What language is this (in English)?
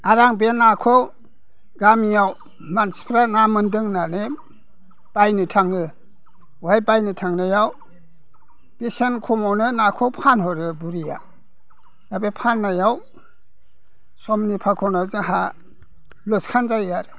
Bodo